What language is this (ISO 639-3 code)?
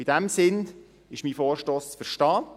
gsw